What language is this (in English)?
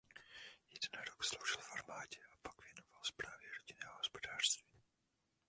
Czech